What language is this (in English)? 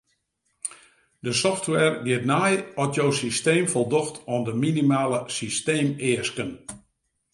Western Frisian